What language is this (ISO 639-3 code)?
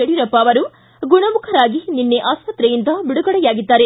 kan